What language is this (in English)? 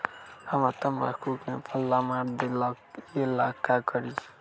Magahi